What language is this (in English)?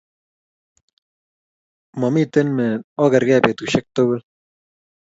Kalenjin